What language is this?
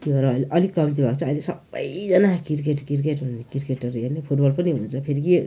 Nepali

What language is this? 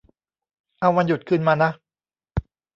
Thai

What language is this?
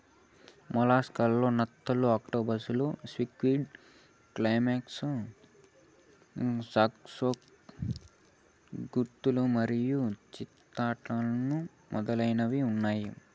Telugu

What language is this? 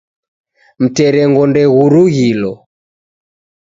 Taita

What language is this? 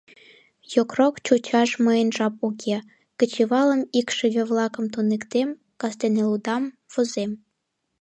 Mari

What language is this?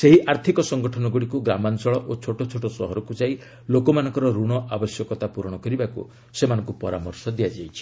Odia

